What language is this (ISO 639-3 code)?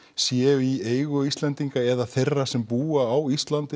isl